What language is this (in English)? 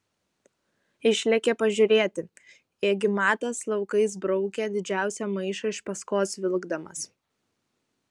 Lithuanian